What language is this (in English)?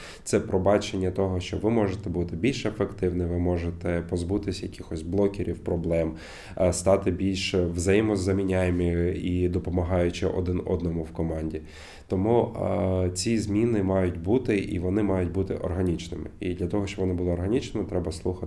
Ukrainian